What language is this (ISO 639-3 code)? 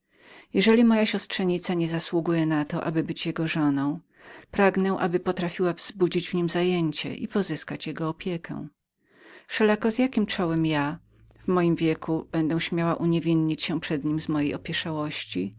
pol